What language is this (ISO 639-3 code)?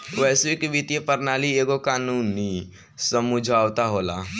bho